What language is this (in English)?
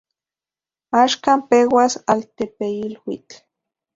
Central Puebla Nahuatl